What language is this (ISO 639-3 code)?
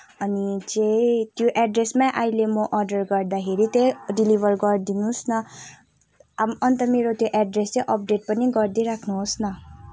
nep